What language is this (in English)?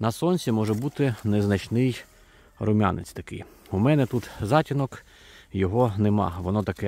Ukrainian